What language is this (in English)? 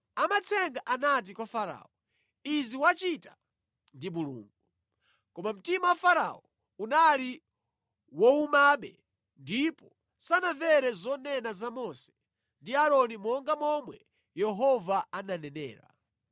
Nyanja